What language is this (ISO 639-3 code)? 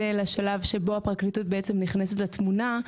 heb